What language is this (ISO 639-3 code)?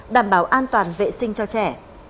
vie